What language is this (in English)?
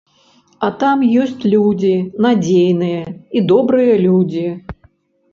Belarusian